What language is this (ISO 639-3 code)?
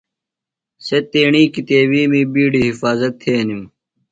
phl